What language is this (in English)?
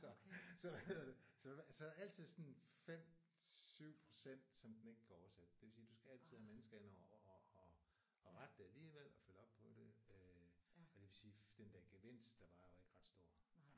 Danish